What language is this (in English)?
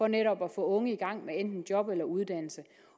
Danish